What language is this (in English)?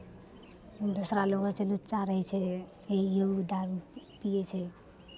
Maithili